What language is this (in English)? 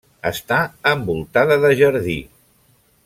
Catalan